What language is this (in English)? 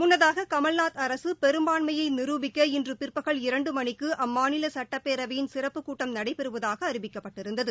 Tamil